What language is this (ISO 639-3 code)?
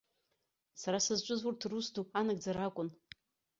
abk